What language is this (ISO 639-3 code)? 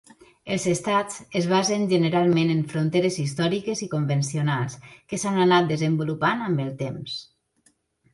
cat